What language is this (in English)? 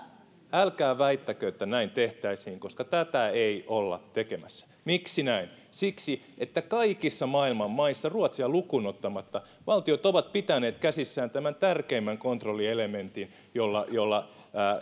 Finnish